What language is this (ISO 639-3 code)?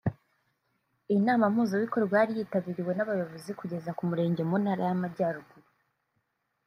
kin